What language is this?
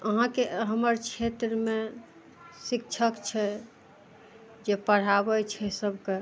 Maithili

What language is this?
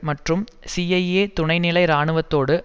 Tamil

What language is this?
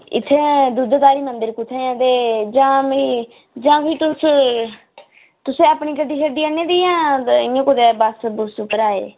Dogri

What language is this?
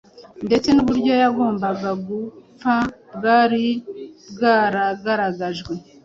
Kinyarwanda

